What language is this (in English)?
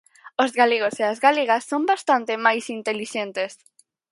Galician